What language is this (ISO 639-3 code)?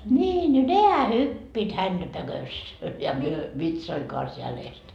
fin